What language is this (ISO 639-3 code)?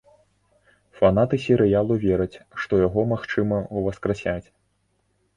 bel